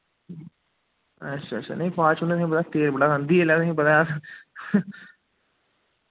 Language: Dogri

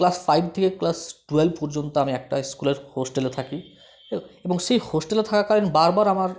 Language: Bangla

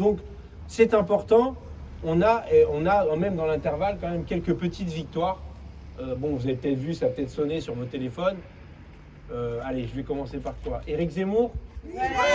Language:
French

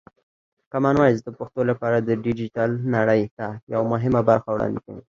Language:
Pashto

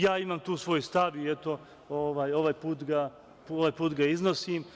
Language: Serbian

